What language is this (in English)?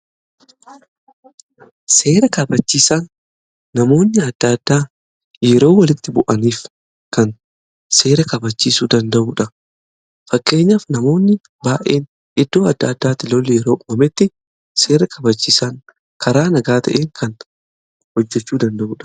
Oromo